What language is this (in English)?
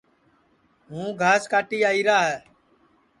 Sansi